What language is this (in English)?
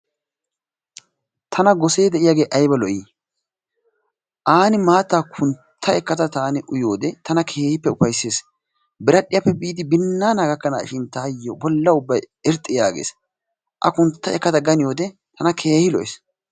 Wolaytta